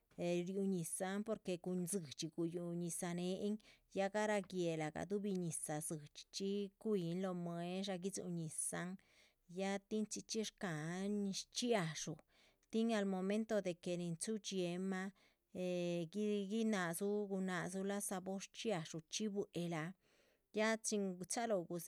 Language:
Chichicapan Zapotec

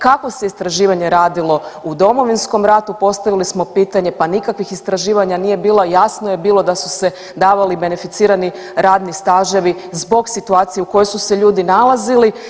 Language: Croatian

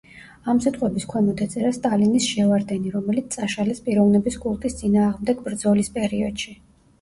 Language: Georgian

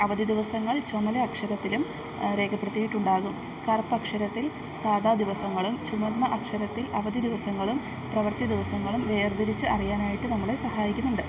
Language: Malayalam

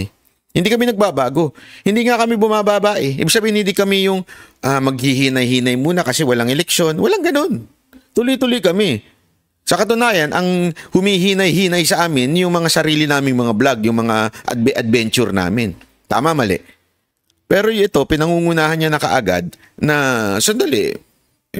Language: Filipino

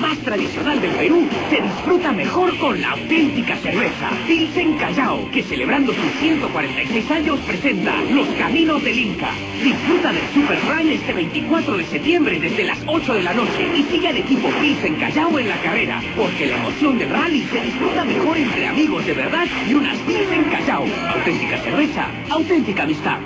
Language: Spanish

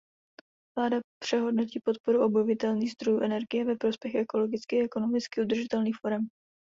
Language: Czech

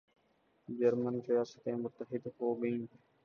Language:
Urdu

